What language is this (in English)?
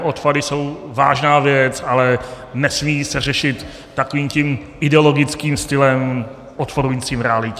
Czech